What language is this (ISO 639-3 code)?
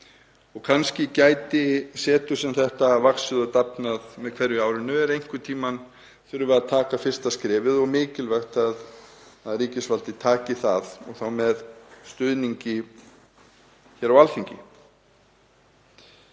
isl